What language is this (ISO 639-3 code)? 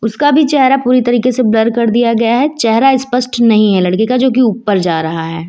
hin